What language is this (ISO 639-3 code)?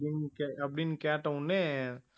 tam